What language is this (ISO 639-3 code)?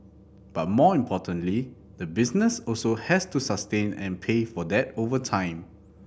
eng